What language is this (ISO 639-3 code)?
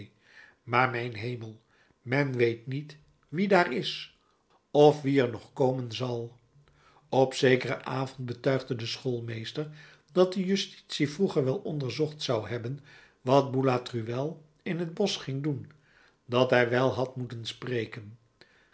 nld